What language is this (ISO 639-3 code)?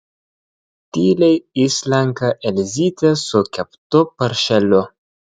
lit